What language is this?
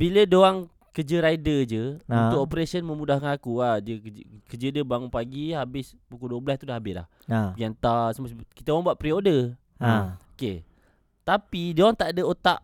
Malay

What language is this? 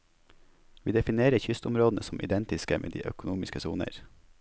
Norwegian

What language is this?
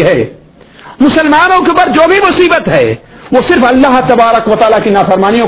Urdu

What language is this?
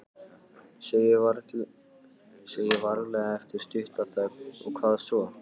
Icelandic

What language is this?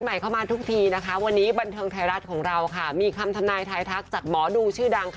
Thai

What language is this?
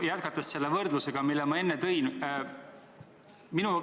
Estonian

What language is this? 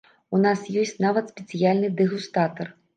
Belarusian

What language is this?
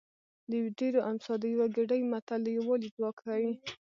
Pashto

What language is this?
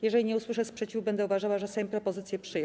Polish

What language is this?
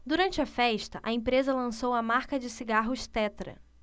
Portuguese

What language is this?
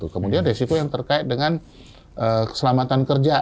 Indonesian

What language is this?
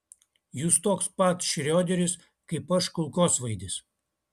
Lithuanian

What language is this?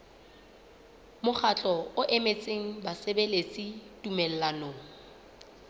Southern Sotho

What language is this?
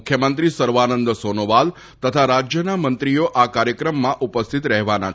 Gujarati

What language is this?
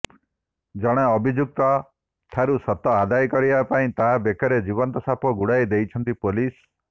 Odia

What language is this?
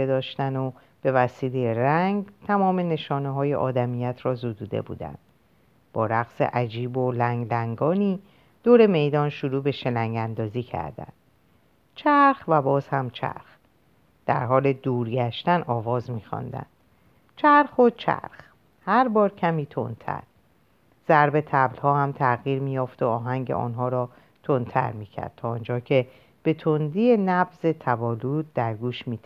Persian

